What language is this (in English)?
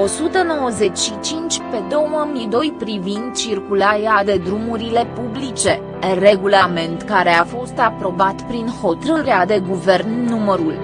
Romanian